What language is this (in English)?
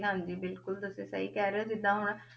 Punjabi